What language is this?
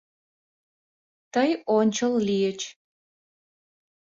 Mari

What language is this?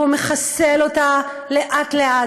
Hebrew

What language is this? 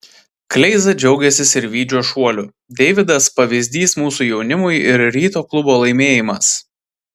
Lithuanian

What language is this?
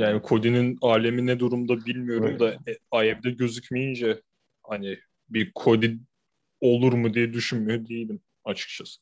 Turkish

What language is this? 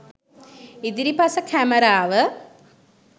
Sinhala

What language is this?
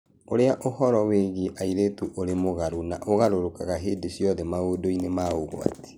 Kikuyu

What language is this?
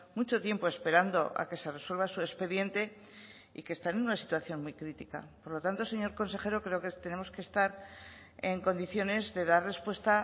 Spanish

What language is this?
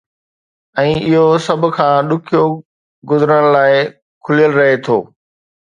Sindhi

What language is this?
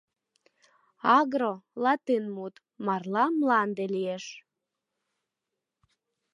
Mari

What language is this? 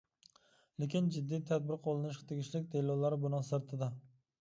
Uyghur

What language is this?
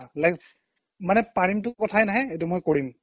Assamese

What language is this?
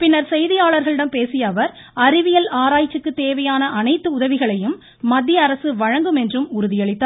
Tamil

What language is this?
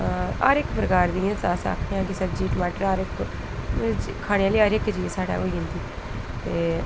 Dogri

